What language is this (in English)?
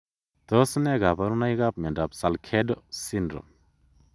Kalenjin